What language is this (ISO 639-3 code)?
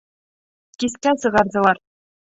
bak